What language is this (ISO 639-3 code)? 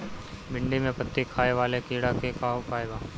bho